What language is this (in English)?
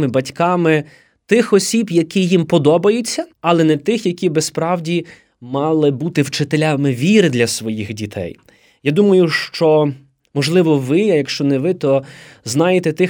Ukrainian